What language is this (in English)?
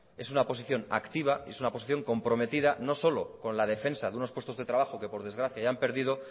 Spanish